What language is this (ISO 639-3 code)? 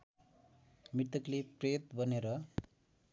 nep